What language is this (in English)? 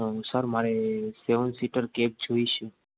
Gujarati